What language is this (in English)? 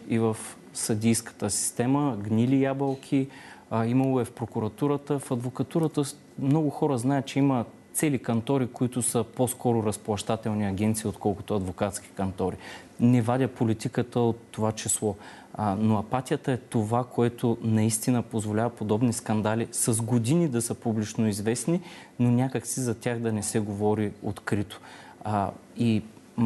Bulgarian